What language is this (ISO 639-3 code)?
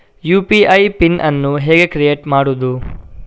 kan